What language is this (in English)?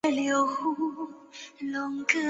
Chinese